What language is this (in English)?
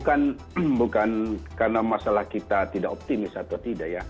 Indonesian